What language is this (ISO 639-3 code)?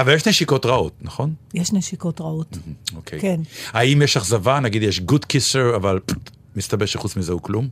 heb